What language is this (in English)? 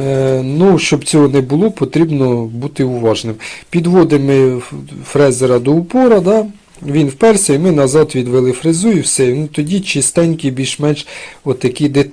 Ukrainian